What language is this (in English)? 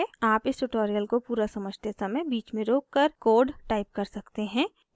Hindi